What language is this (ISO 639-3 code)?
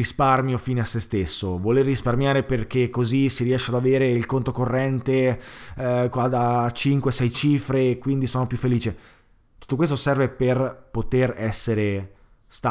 ita